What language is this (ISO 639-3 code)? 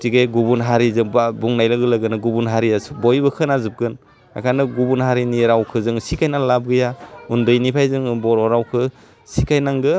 brx